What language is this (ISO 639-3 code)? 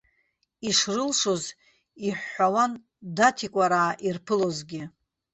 abk